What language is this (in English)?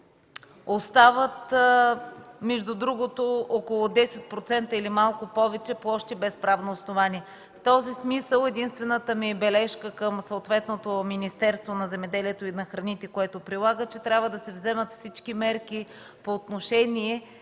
Bulgarian